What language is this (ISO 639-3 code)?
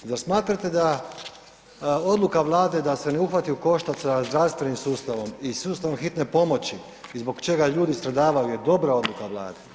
hrv